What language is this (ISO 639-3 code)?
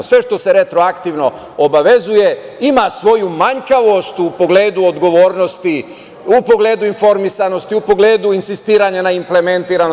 srp